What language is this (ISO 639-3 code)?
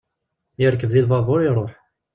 kab